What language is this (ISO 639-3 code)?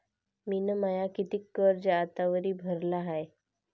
mar